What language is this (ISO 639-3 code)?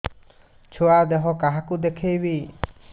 ori